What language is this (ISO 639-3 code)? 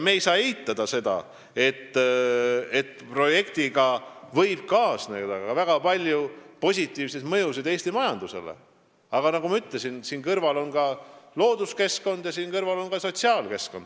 est